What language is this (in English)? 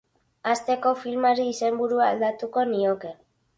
Basque